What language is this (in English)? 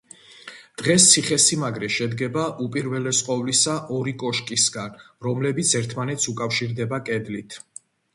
Georgian